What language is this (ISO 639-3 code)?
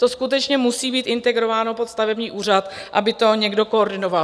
ces